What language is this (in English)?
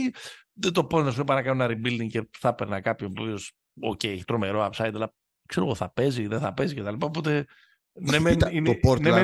Greek